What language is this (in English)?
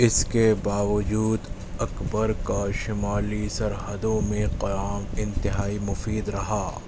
Urdu